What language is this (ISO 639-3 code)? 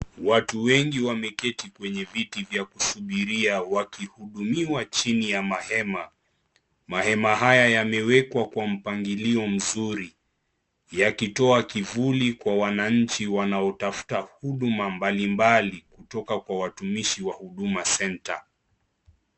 swa